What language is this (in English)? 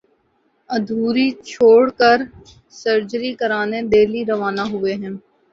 Urdu